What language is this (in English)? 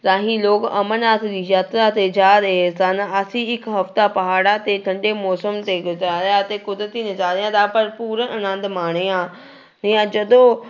Punjabi